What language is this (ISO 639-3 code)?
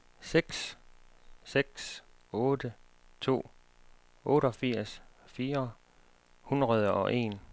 dan